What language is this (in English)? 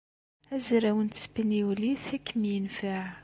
Kabyle